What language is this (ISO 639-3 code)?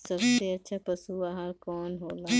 bho